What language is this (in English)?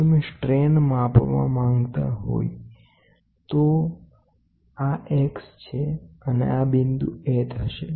Gujarati